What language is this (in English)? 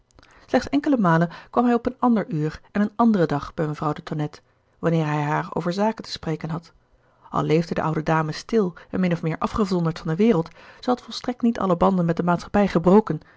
Dutch